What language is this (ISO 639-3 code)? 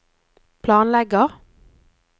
nor